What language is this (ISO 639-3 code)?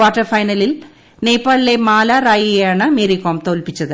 mal